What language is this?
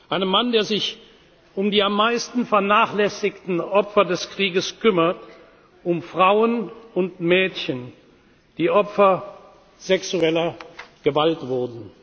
German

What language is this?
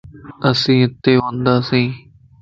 Lasi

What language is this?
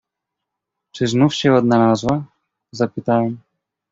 Polish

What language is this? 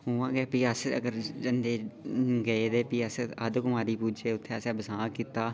Dogri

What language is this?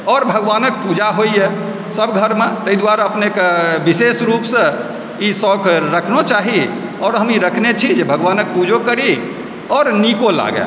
Maithili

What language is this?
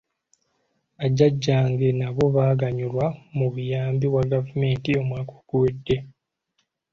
Ganda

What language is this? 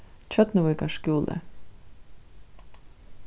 Faroese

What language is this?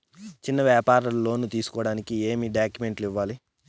Telugu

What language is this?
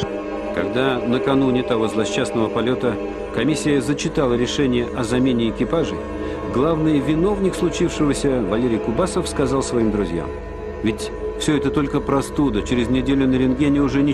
Russian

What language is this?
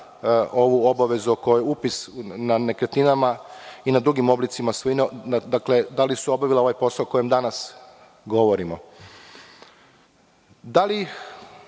Serbian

